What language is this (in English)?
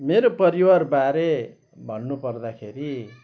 Nepali